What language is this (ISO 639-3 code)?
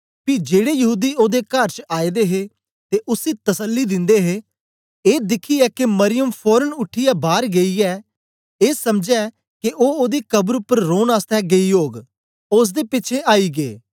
doi